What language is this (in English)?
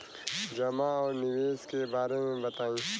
Bhojpuri